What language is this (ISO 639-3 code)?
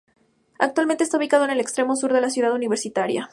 spa